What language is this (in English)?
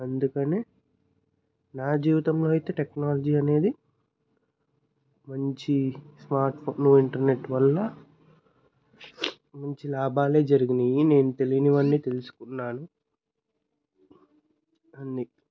Telugu